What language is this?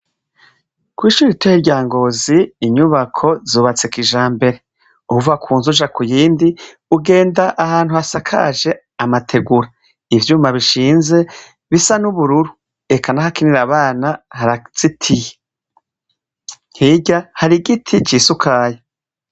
Rundi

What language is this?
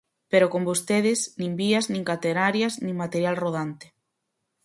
Galician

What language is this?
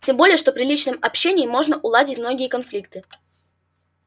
Russian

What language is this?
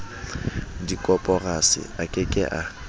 Southern Sotho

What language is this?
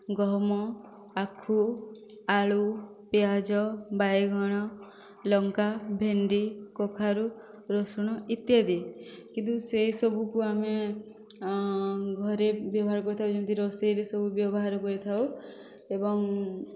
Odia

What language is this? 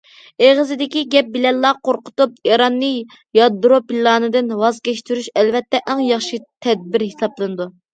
Uyghur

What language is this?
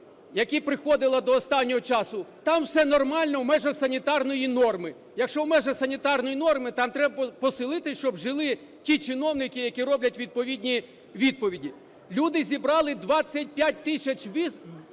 Ukrainian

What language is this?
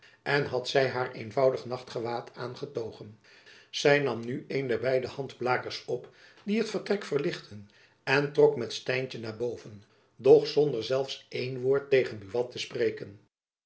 Dutch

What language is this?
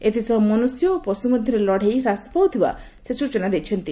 Odia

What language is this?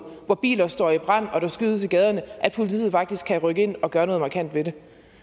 Danish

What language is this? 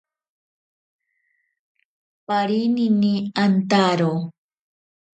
Ashéninka Perené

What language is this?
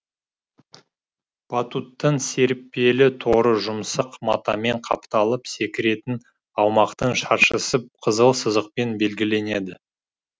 Kazakh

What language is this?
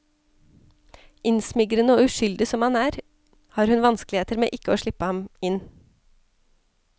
Norwegian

